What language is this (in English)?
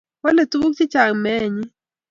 Kalenjin